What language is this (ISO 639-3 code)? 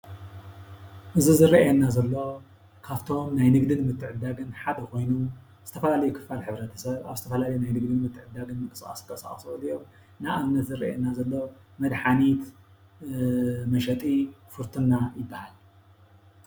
tir